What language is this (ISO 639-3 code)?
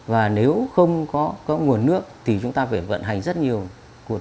vie